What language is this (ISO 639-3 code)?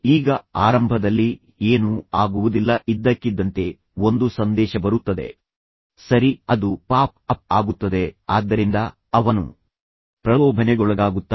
kan